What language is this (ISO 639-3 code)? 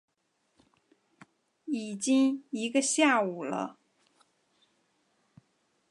zho